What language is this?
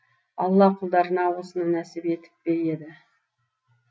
Kazakh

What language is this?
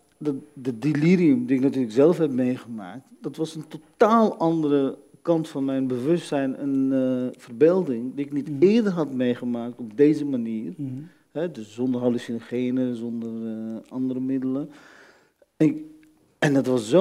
Dutch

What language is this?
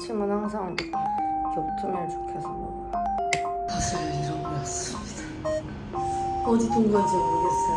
Korean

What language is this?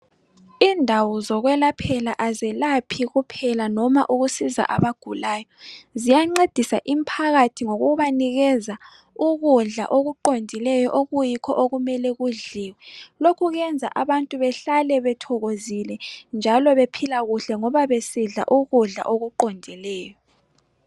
North Ndebele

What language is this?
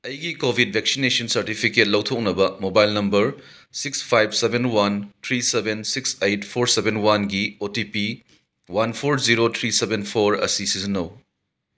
Manipuri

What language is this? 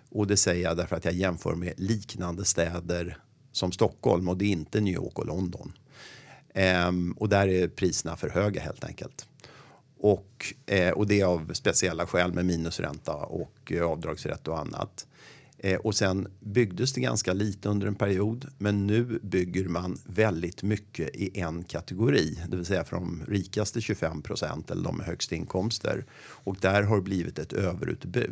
Swedish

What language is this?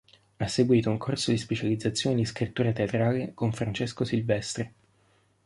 Italian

